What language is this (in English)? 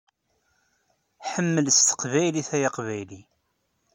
Kabyle